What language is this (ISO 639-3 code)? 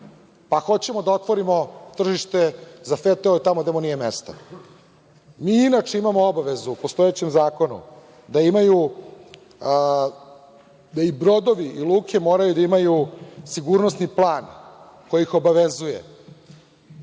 srp